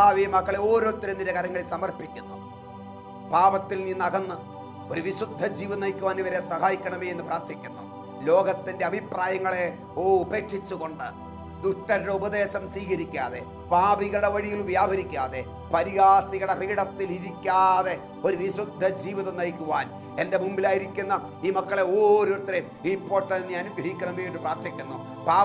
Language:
Malayalam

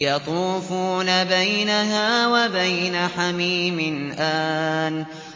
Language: Arabic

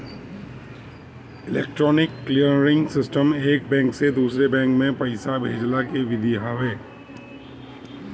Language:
Bhojpuri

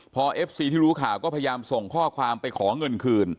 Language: Thai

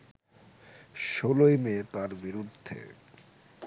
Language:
Bangla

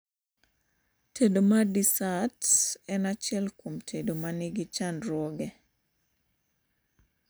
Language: Luo (Kenya and Tanzania)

